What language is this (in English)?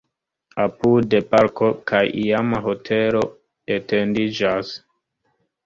Esperanto